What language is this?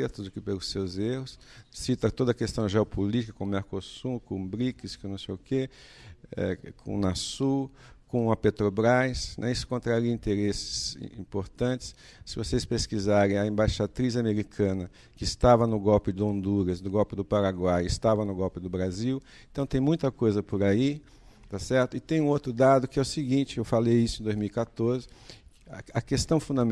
Portuguese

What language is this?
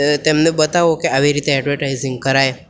Gujarati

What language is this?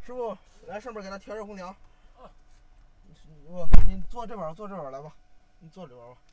Chinese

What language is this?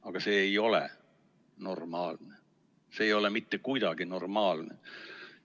Estonian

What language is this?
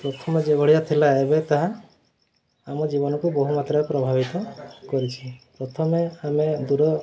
Odia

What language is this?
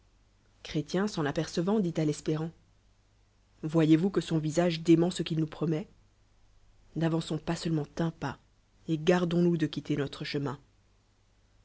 French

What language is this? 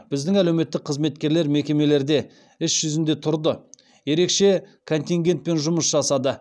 Kazakh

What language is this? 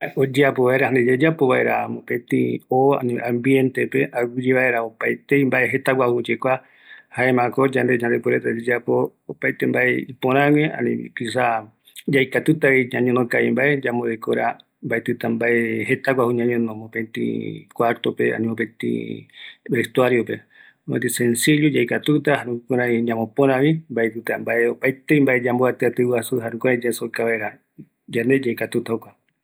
Eastern Bolivian Guaraní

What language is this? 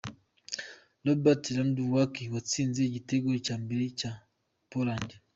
Kinyarwanda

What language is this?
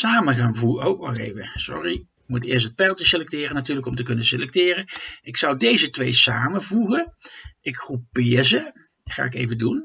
Dutch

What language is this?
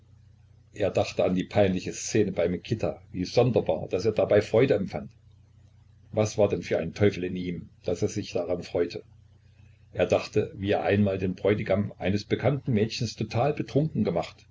German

